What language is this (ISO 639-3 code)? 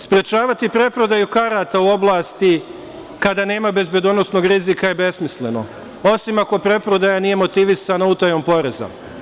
srp